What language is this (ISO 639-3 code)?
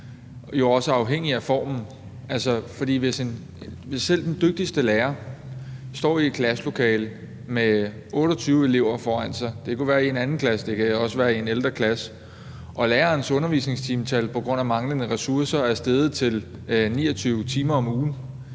dan